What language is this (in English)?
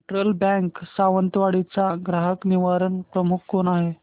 Marathi